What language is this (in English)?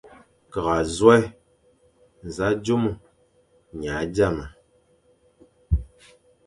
Fang